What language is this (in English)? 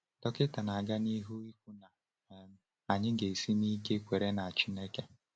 Igbo